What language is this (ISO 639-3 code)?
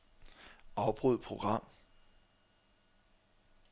dan